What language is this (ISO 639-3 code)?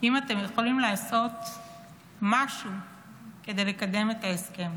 heb